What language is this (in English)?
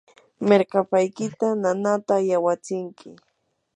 Yanahuanca Pasco Quechua